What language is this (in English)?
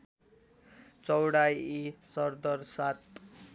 Nepali